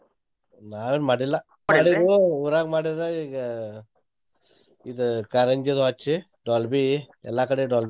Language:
Kannada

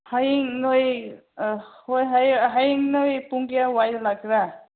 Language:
Manipuri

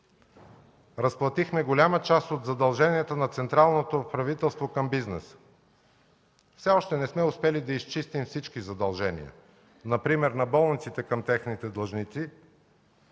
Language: Bulgarian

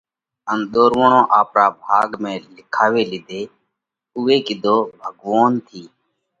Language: Parkari Koli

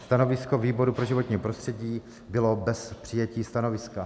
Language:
Czech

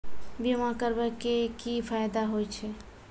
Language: Maithili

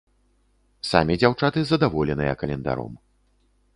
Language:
Belarusian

